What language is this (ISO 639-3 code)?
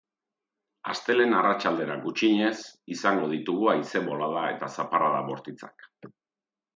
eus